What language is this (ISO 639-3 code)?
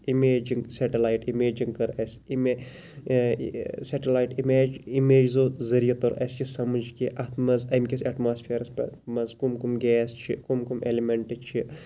kas